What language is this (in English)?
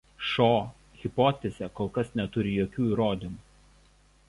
Lithuanian